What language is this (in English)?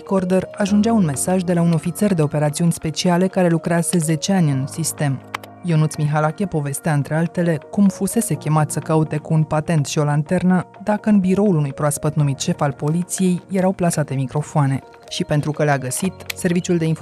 Romanian